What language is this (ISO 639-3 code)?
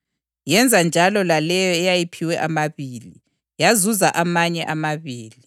nde